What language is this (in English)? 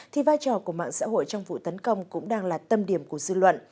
Vietnamese